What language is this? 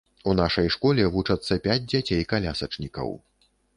Belarusian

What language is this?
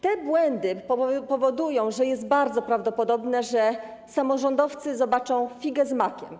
Polish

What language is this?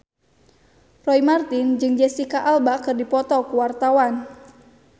Sundanese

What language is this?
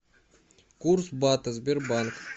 Russian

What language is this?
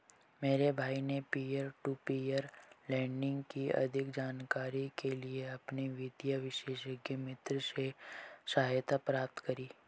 Hindi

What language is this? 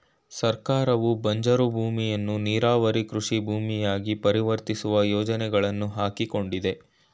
Kannada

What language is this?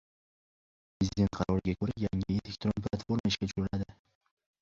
Uzbek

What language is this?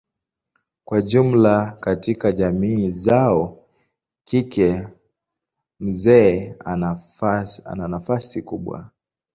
Swahili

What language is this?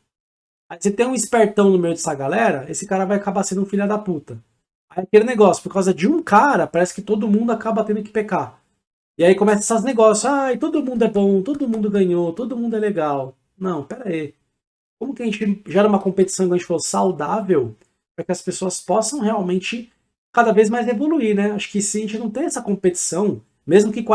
Portuguese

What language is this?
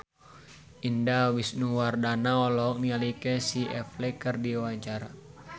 Sundanese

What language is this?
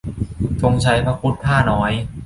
Thai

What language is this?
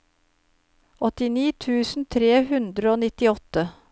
Norwegian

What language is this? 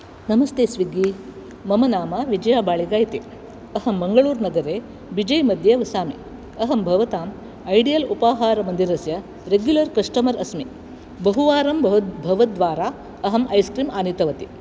Sanskrit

